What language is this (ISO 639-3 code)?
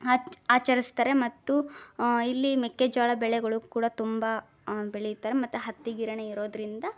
kan